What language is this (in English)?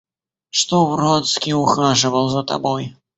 Russian